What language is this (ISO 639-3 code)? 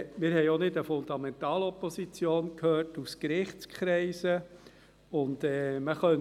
gsw